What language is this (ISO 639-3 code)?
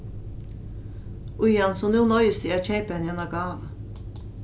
fao